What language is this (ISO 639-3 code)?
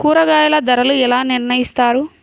tel